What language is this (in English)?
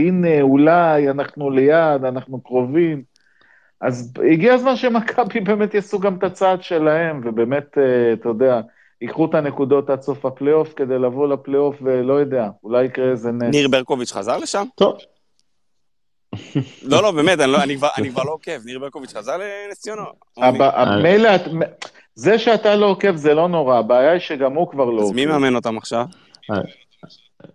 Hebrew